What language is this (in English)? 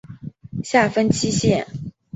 Chinese